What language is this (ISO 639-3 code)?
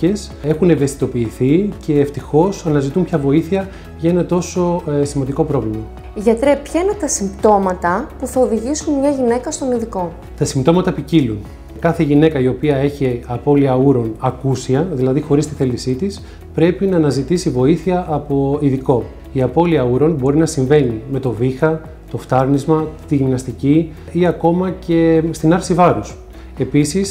ell